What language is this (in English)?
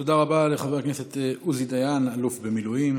Hebrew